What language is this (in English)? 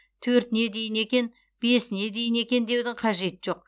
Kazakh